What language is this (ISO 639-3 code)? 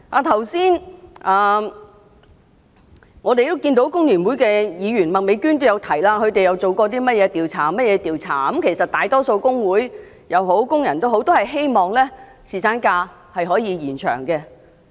yue